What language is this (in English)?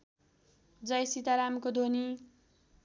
Nepali